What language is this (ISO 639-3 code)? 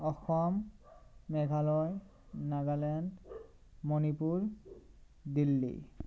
asm